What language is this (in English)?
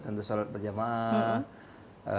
Indonesian